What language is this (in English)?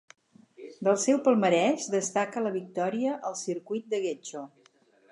Catalan